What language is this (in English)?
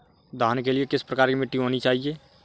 Hindi